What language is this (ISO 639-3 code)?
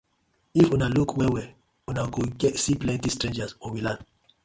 pcm